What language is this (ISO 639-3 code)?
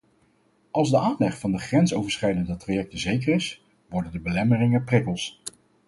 nld